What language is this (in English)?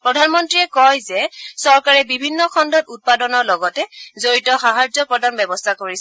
Assamese